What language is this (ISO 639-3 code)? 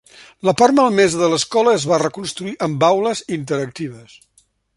cat